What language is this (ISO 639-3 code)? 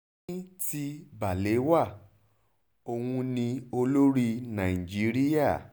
yor